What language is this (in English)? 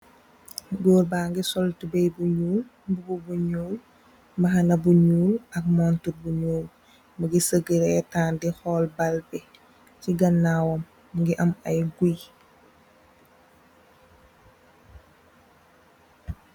Wolof